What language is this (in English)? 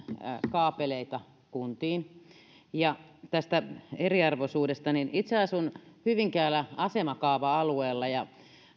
Finnish